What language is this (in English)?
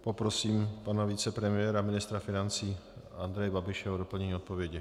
Czech